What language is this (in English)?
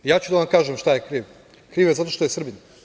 Serbian